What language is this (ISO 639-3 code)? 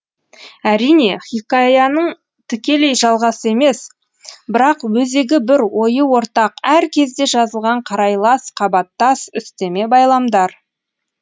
kaz